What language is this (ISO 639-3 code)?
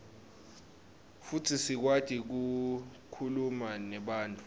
ssw